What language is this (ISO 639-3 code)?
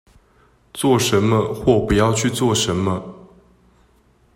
zho